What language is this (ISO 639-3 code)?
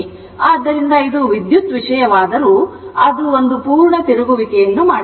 kan